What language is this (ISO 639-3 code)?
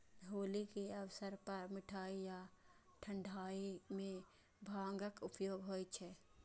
mai